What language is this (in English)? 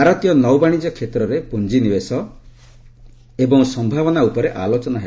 Odia